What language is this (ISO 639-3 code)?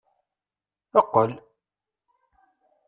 kab